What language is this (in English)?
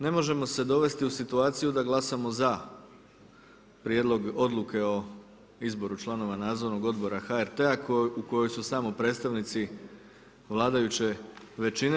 Croatian